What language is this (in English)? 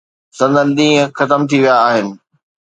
Sindhi